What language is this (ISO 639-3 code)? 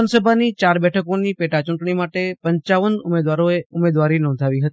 guj